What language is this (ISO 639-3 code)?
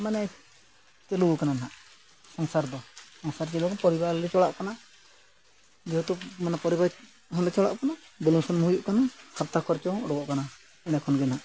sat